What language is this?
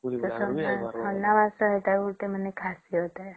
Odia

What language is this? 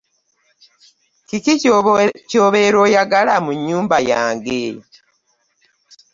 Ganda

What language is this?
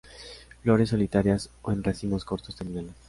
Spanish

